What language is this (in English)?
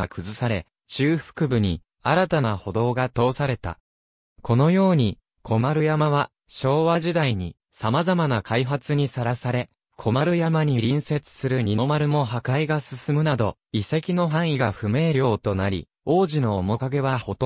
Japanese